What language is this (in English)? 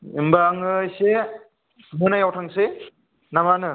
Bodo